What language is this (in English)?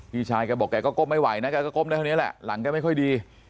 Thai